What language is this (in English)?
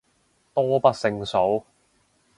Cantonese